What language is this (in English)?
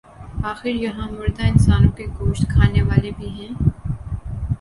Urdu